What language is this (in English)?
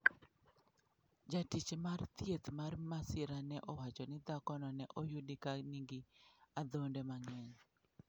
Luo (Kenya and Tanzania)